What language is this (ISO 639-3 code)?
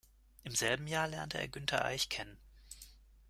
deu